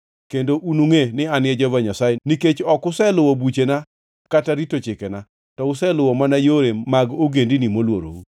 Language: Luo (Kenya and Tanzania)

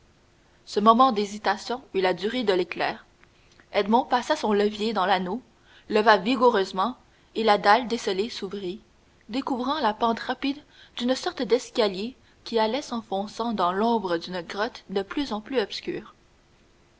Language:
French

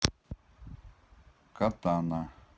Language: Russian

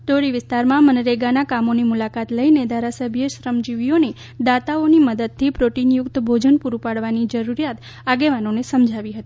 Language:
Gujarati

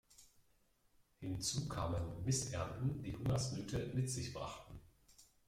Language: German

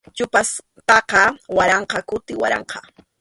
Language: Arequipa-La Unión Quechua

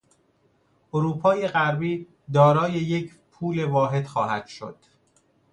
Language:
Persian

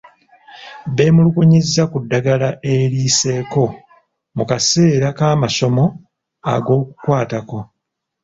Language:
Ganda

